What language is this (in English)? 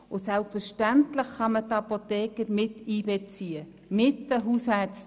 Swiss German